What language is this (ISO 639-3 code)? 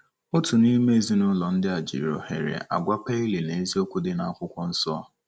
ibo